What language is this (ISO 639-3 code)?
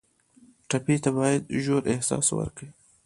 pus